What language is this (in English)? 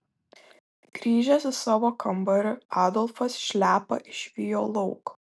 Lithuanian